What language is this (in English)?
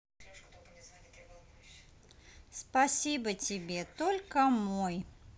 Russian